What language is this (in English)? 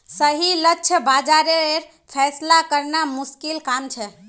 Magahi